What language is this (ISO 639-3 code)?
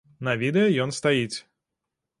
bel